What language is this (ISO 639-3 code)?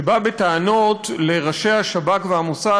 heb